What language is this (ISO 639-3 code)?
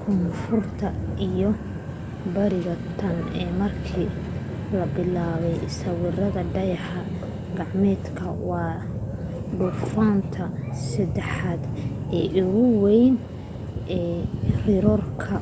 som